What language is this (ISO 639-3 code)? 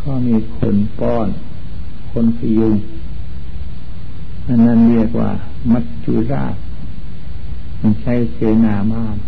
tha